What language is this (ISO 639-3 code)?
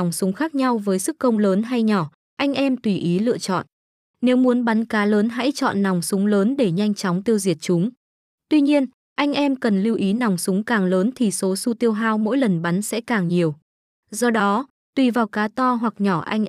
vie